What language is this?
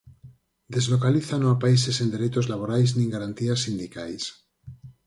Galician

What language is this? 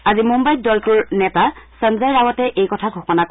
Assamese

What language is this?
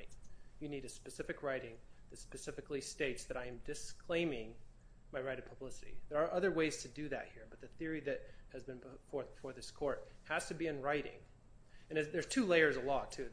English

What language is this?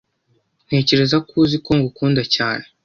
Kinyarwanda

